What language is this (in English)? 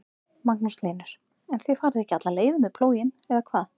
Icelandic